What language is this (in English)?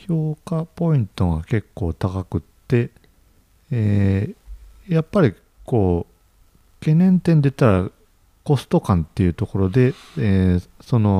Japanese